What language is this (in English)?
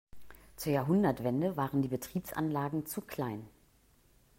German